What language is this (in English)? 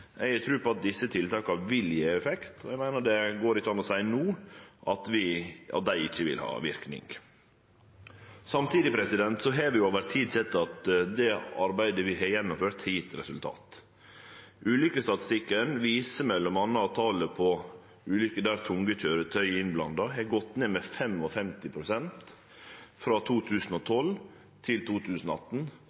Norwegian Nynorsk